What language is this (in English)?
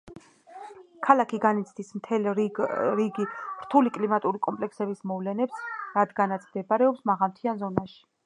Georgian